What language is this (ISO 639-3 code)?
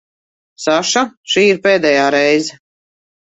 lav